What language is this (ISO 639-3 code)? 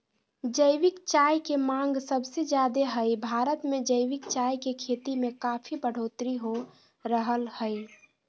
mag